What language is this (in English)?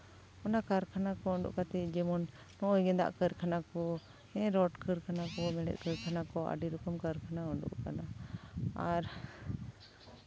Santali